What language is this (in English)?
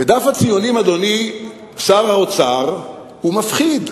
Hebrew